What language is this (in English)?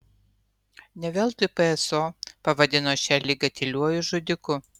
Lithuanian